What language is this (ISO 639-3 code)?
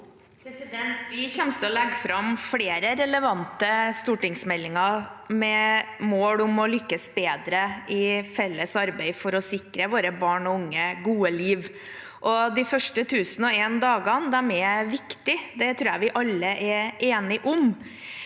nor